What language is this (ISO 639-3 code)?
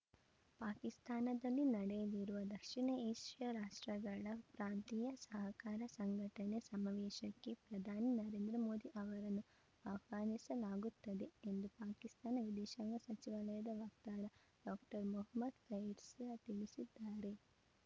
kan